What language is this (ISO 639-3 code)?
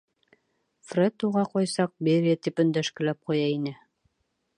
bak